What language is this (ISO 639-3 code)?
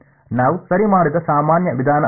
kan